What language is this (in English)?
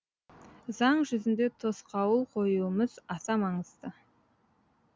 Kazakh